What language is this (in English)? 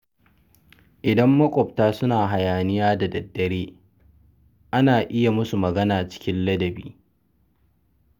Hausa